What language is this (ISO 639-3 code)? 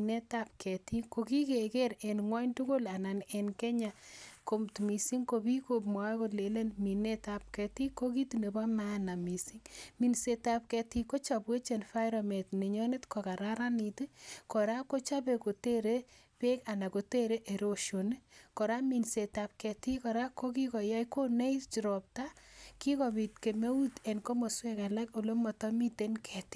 kln